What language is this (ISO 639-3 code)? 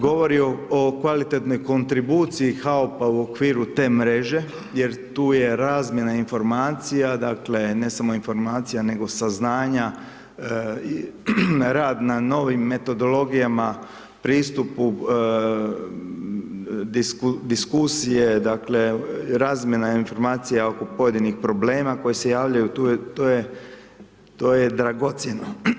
hrv